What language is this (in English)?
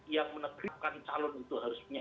Indonesian